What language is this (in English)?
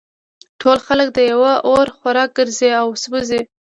Pashto